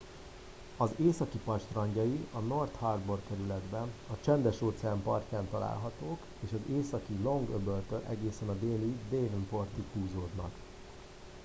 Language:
Hungarian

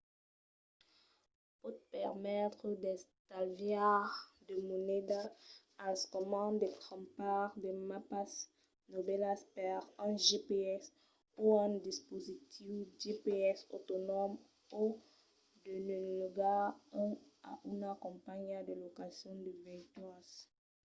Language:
Occitan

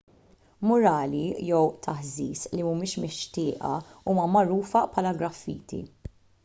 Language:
Maltese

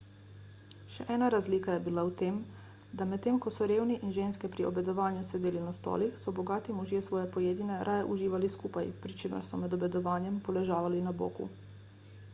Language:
Slovenian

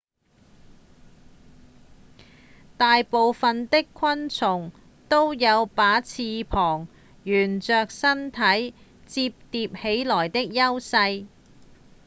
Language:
Cantonese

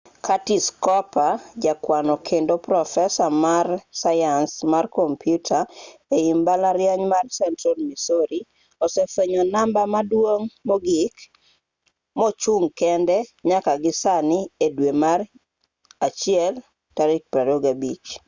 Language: Luo (Kenya and Tanzania)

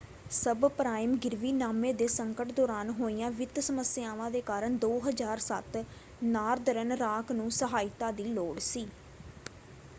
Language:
Punjabi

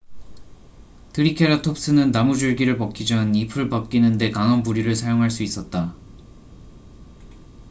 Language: Korean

